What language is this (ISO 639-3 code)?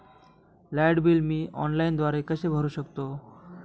mar